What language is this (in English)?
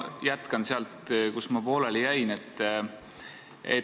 Estonian